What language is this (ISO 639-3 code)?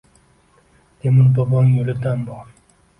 uzb